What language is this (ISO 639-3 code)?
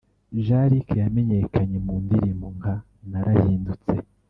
kin